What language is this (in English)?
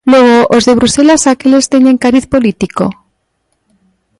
Galician